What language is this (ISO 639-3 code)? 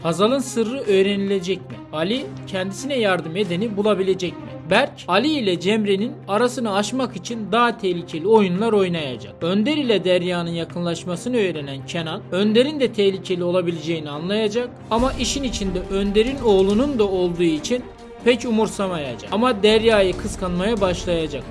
tur